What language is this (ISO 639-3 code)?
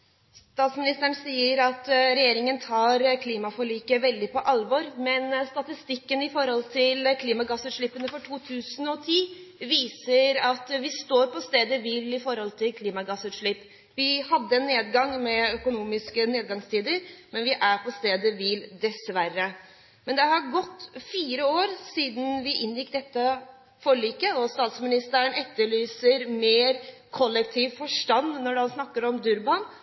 nob